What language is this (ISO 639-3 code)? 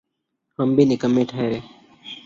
urd